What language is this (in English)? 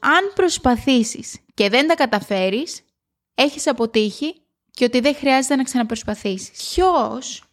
Greek